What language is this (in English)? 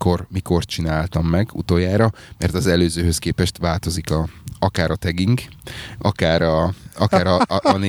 Hungarian